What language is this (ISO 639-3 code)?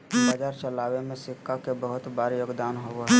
mag